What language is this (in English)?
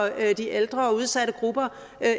Danish